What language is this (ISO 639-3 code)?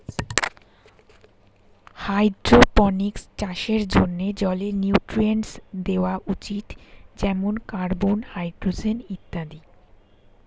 ben